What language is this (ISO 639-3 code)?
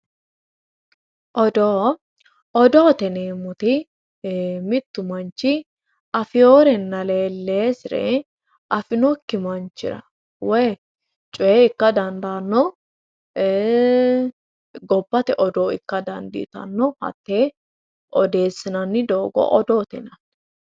sid